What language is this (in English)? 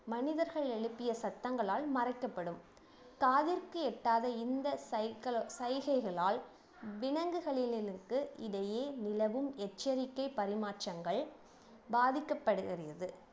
Tamil